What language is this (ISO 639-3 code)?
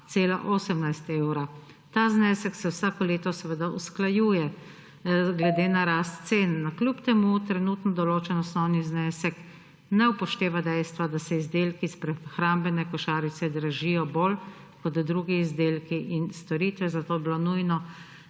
slv